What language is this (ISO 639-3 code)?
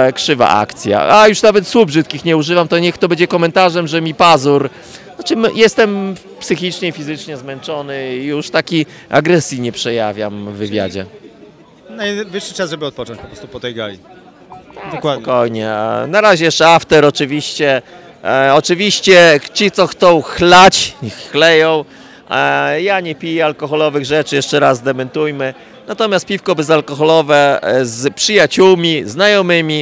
pol